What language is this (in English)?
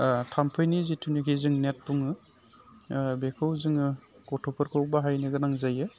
Bodo